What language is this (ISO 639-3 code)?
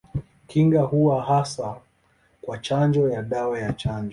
swa